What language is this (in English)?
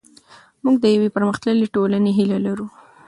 Pashto